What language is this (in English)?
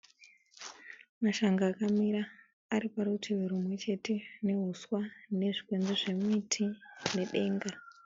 Shona